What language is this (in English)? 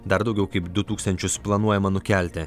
Lithuanian